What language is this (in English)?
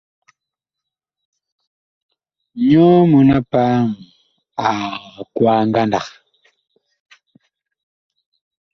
Bakoko